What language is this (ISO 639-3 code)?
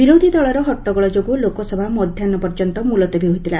ori